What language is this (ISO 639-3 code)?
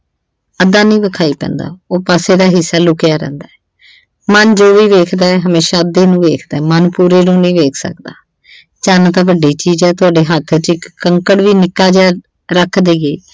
pan